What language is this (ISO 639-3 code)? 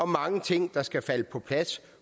dan